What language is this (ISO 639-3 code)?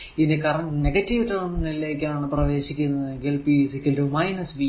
mal